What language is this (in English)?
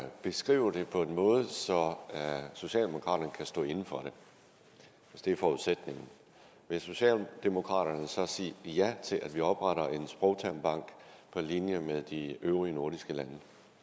Danish